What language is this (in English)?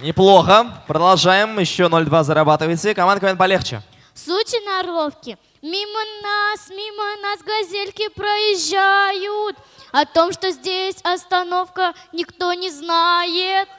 Russian